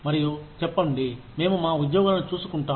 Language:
Telugu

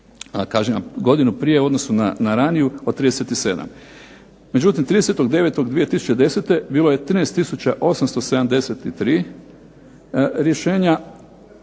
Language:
Croatian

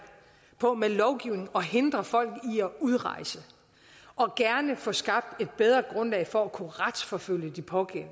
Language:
Danish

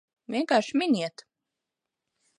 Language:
Latvian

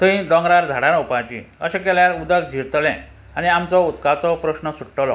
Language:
Konkani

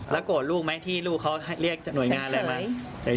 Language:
Thai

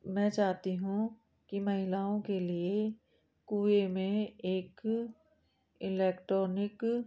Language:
Hindi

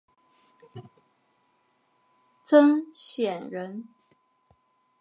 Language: Chinese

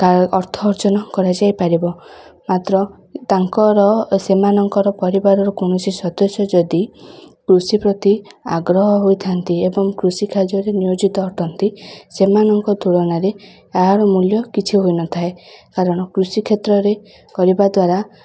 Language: Odia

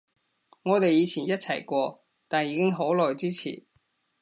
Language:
Cantonese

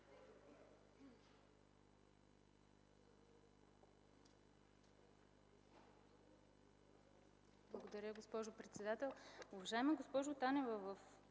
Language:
Bulgarian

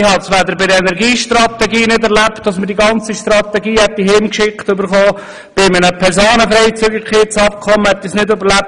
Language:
Swiss German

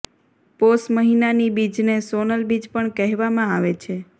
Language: Gujarati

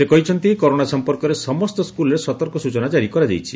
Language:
Odia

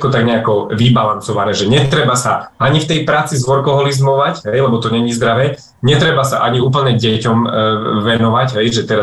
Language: Slovak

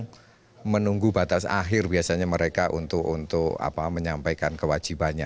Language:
Indonesian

